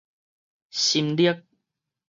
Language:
Min Nan Chinese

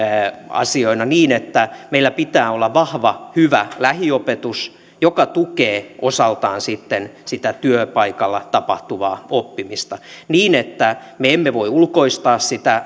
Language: Finnish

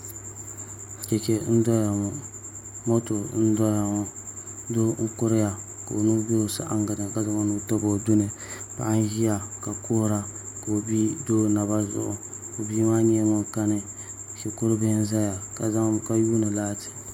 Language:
Dagbani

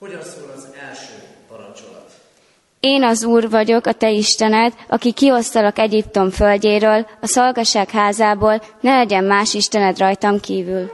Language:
Hungarian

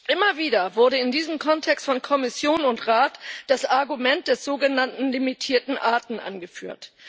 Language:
German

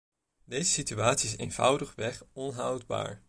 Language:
Dutch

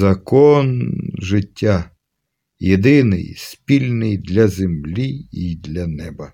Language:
Ukrainian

